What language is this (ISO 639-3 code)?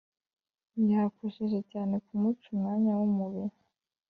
kin